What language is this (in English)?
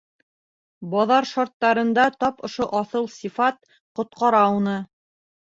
Bashkir